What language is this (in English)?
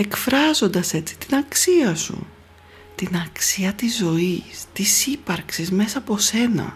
Greek